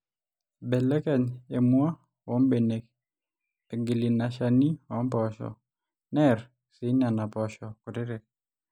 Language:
Masai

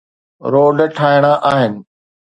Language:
Sindhi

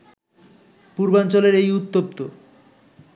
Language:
Bangla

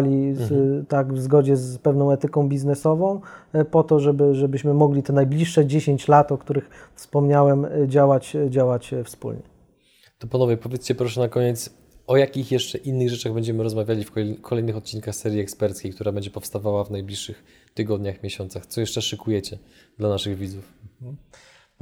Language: Polish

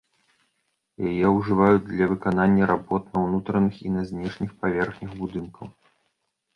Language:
Belarusian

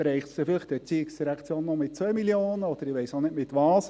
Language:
Swiss German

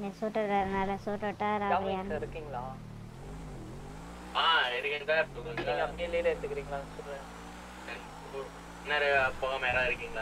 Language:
Romanian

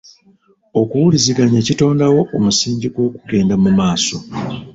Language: Ganda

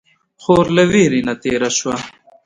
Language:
Pashto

